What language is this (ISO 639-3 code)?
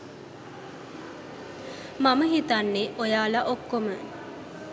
sin